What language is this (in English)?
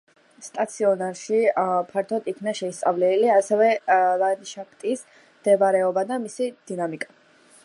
Georgian